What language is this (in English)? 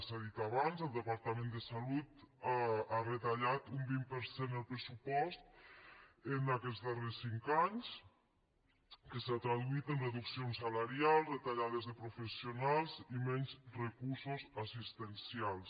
Catalan